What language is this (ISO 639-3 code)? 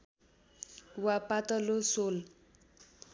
nep